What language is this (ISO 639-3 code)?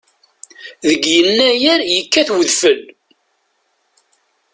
kab